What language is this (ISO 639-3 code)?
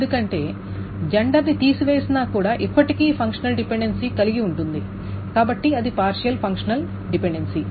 tel